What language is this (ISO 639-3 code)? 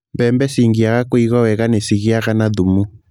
kik